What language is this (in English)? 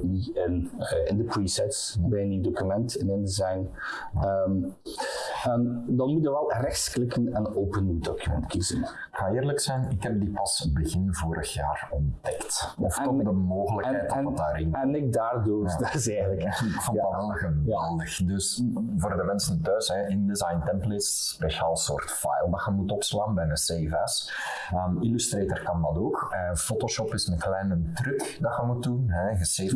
Dutch